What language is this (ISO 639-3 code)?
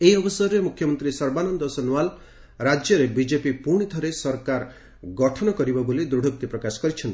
ori